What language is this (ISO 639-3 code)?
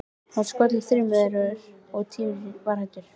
isl